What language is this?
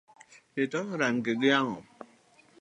Luo (Kenya and Tanzania)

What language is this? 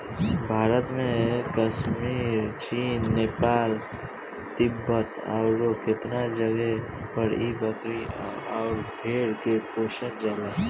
Bhojpuri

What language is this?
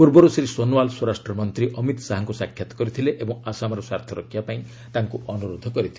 Odia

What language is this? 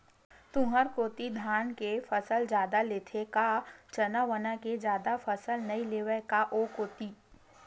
Chhattisgarhi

